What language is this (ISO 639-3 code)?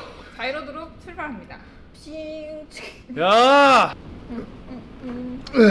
kor